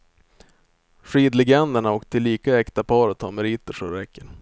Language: Swedish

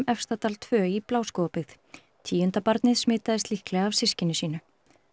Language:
Icelandic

